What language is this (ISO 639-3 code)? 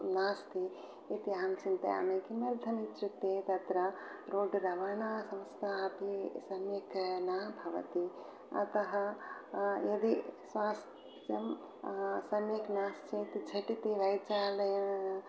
san